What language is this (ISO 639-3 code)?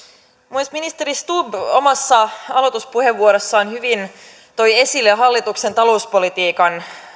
fin